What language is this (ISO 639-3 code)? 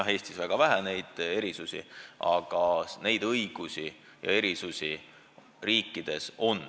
est